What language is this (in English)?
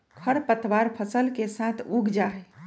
Magahi